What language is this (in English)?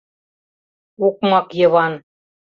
Mari